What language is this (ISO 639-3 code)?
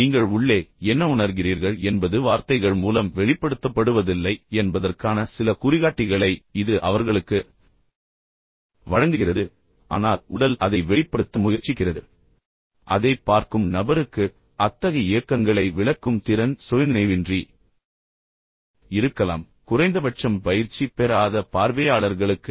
tam